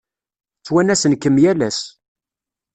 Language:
Kabyle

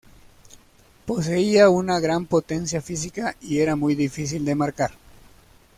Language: Spanish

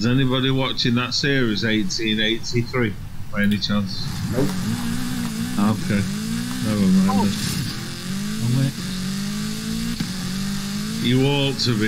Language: English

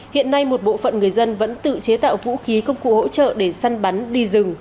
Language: Vietnamese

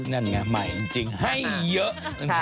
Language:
Thai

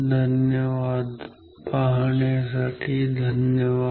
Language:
Marathi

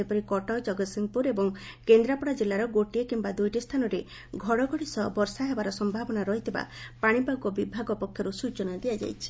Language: Odia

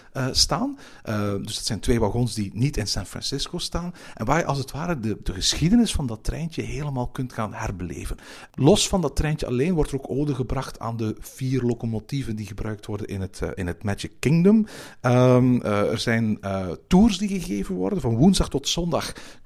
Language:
Dutch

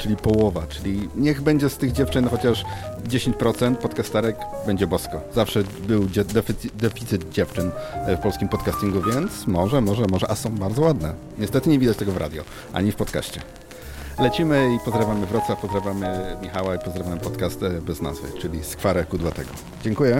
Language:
Polish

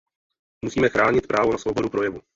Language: Czech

